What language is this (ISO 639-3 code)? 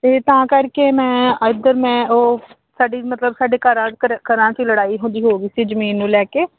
pan